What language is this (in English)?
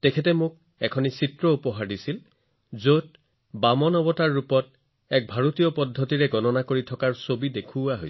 Assamese